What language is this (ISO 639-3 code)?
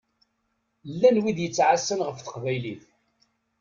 kab